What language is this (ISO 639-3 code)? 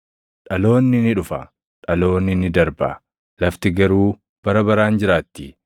orm